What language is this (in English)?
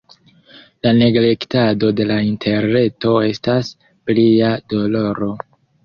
Esperanto